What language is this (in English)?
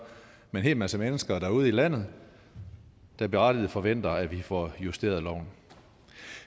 Danish